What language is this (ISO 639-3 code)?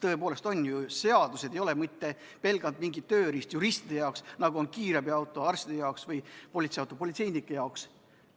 est